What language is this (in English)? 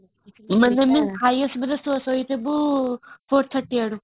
Odia